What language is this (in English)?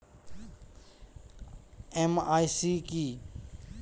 Bangla